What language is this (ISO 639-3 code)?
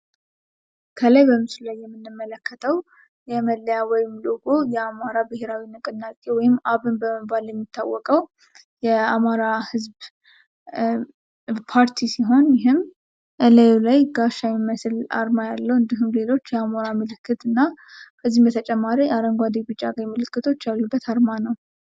amh